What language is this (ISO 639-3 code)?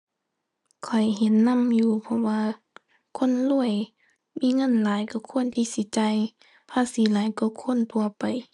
tha